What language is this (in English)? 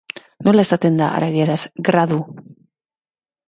Basque